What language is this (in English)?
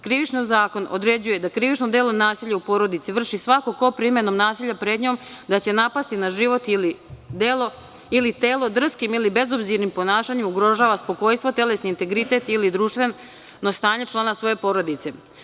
Serbian